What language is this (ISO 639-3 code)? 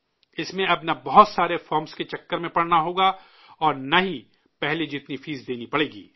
urd